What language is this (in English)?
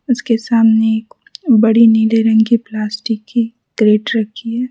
Hindi